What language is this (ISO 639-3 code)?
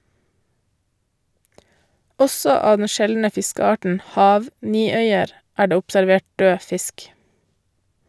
nor